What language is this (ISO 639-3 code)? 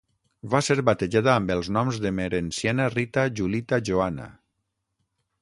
cat